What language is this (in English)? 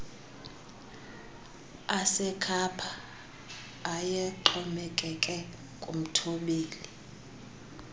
Xhosa